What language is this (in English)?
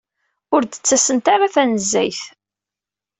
Kabyle